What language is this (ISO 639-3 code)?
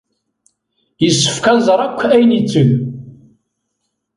kab